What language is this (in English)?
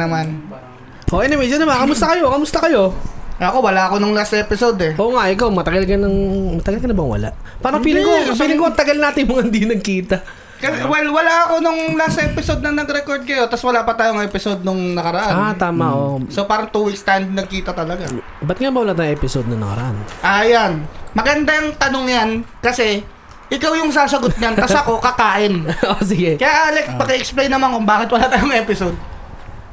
Filipino